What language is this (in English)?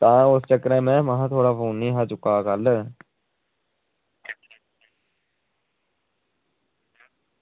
Dogri